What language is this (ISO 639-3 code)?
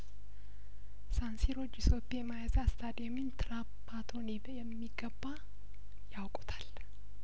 amh